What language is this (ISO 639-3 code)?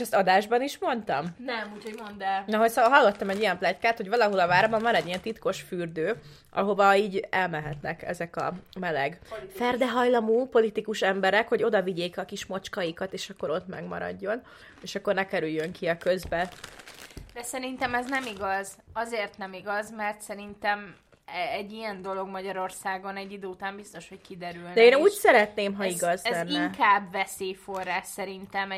hun